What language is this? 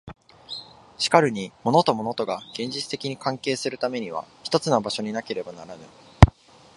Japanese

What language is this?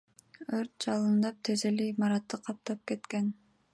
Kyrgyz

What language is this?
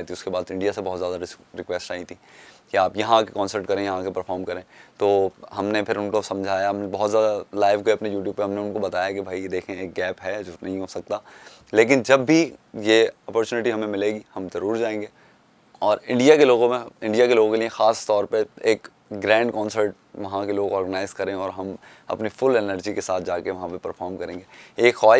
Urdu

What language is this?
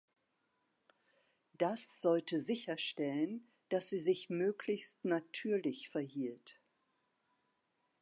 German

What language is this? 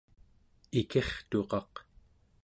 Central Yupik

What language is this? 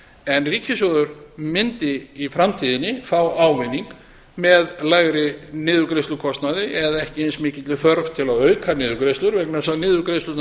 Icelandic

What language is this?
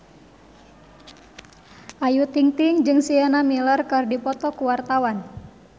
Sundanese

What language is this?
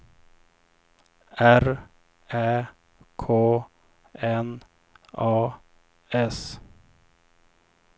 Swedish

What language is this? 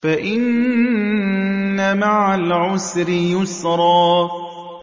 Arabic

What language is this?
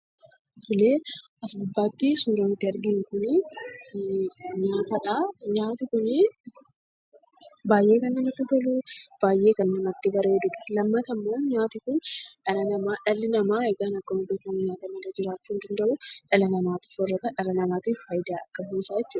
Oromo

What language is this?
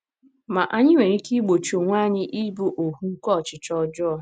Igbo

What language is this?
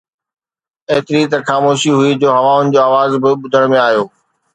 Sindhi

